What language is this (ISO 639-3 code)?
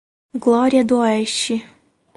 por